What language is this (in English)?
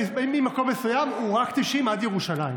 Hebrew